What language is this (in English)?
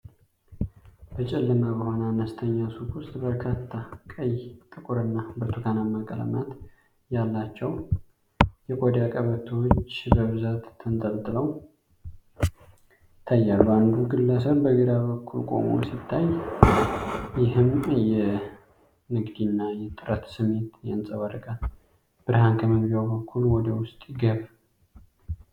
Amharic